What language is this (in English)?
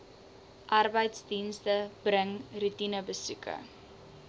Afrikaans